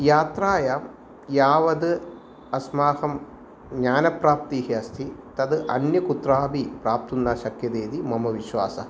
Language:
Sanskrit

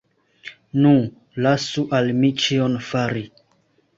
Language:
Esperanto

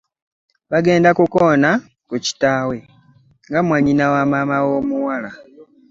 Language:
Ganda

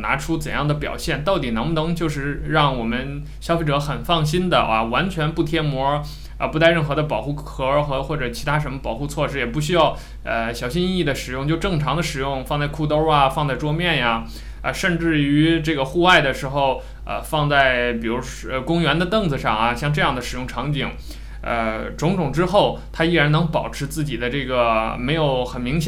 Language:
Chinese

